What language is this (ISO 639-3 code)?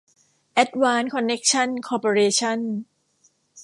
tha